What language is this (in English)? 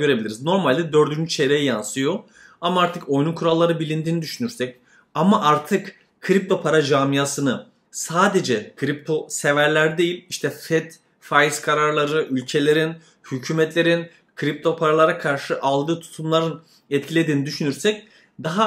Turkish